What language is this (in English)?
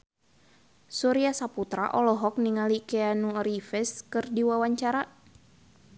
Sundanese